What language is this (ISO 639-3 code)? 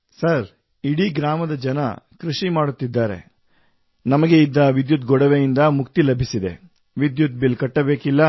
kan